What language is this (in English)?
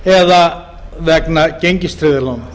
Icelandic